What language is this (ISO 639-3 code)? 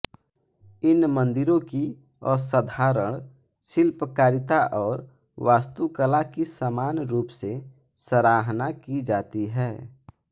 hin